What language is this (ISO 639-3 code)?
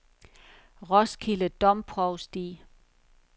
dan